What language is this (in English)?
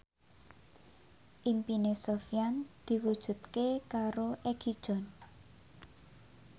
Javanese